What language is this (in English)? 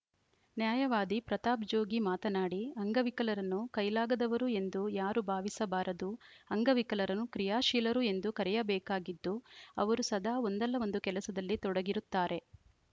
Kannada